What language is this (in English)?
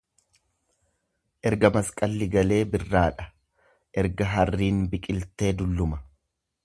Oromo